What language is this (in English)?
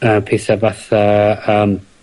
Welsh